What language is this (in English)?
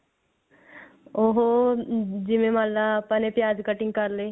Punjabi